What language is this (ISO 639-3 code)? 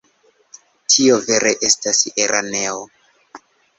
epo